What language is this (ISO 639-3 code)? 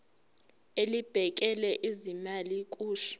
zul